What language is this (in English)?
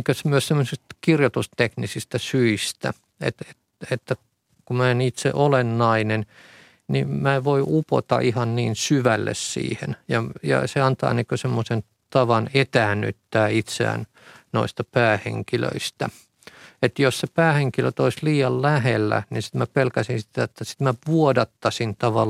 Finnish